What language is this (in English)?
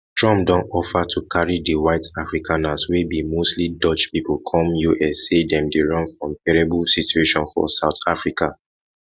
Nigerian Pidgin